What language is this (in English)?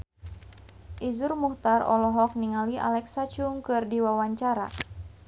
Sundanese